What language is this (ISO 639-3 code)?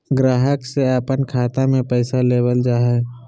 mag